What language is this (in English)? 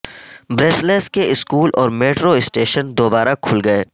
Urdu